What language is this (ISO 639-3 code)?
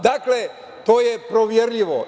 srp